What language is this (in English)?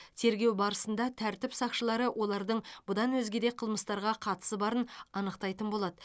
Kazakh